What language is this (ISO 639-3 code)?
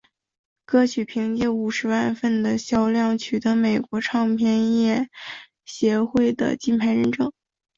zho